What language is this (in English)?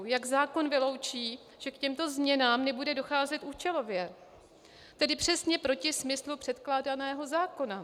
Czech